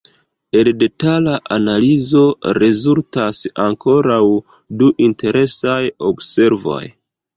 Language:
Esperanto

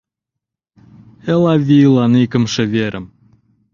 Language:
Mari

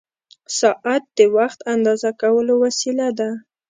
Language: Pashto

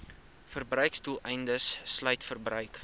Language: Afrikaans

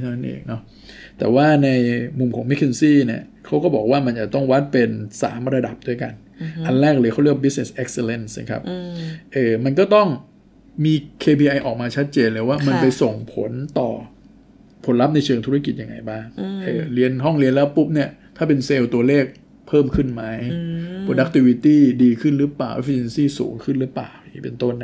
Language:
Thai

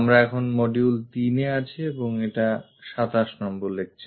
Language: Bangla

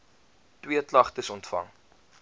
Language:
Afrikaans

